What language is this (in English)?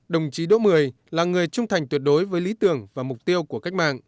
Vietnamese